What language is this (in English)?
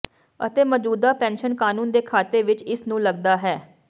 Punjabi